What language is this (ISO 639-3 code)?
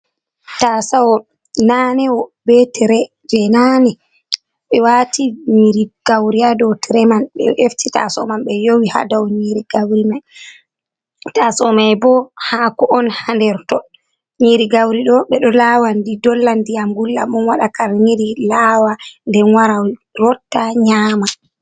ful